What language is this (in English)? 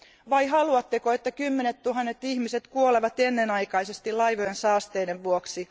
Finnish